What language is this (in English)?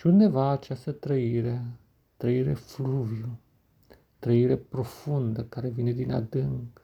Romanian